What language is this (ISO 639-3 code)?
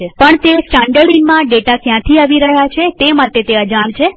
guj